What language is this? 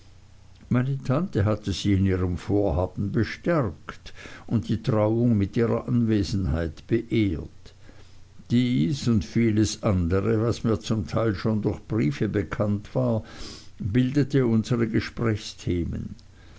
German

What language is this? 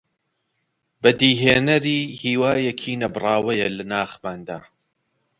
Central Kurdish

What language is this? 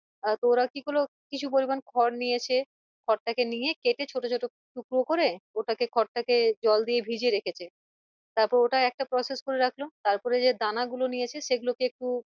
Bangla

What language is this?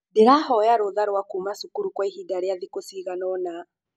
Kikuyu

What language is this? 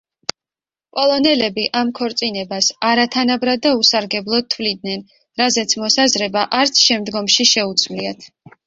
Georgian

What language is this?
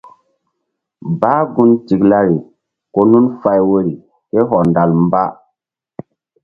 Mbum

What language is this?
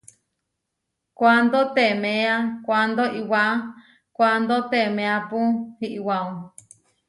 Huarijio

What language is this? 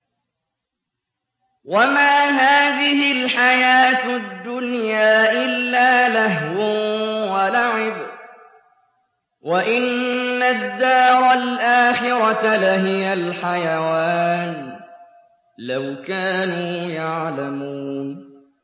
Arabic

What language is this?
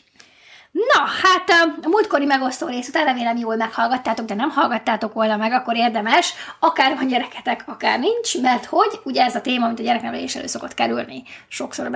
Hungarian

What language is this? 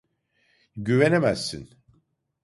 Turkish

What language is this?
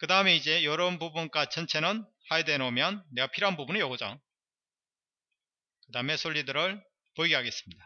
Korean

